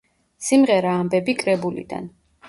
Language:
Georgian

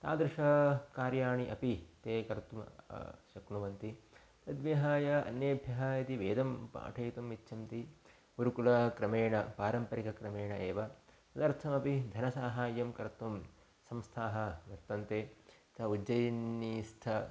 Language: Sanskrit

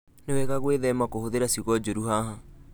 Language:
Kikuyu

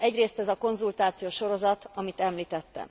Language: Hungarian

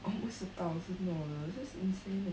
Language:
English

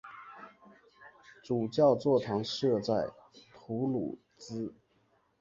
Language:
Chinese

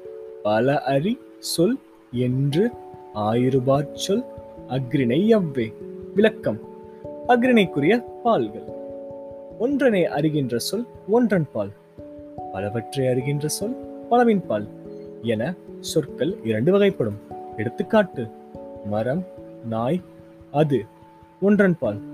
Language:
Tamil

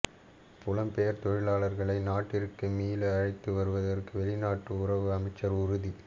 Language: Tamil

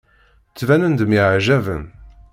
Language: Kabyle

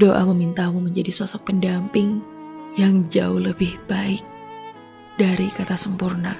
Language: Indonesian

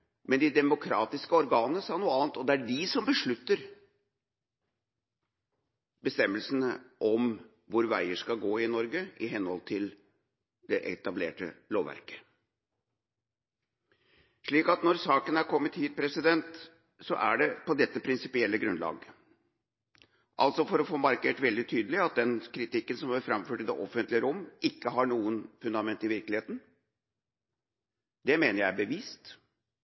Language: Norwegian Bokmål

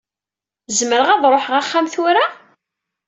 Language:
Kabyle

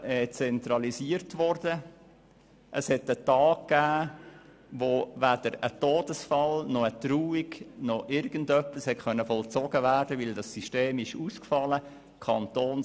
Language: Swiss German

